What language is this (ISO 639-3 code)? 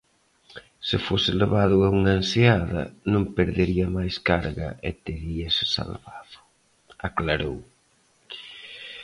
glg